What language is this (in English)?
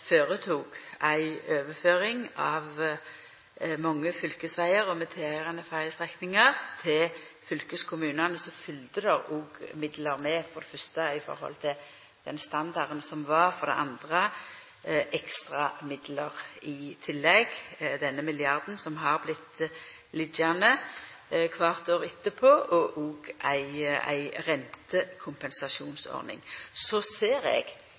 Norwegian Nynorsk